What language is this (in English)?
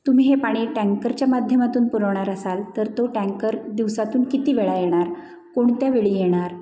Marathi